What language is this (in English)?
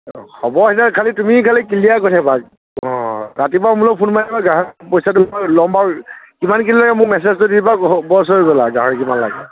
Assamese